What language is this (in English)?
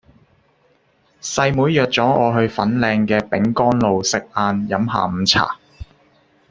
Cantonese